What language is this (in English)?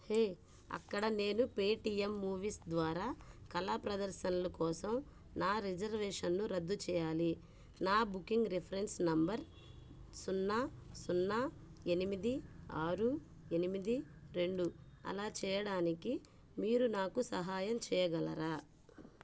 Telugu